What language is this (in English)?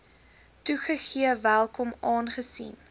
Afrikaans